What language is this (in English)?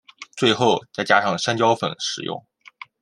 Chinese